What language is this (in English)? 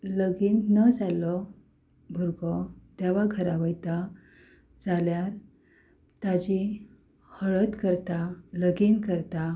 Konkani